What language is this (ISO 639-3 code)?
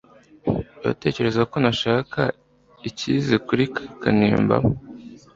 kin